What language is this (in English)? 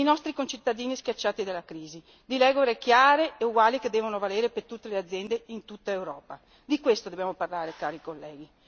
Italian